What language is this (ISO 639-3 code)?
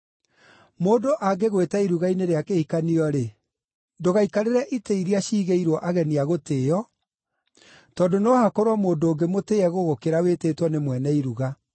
kik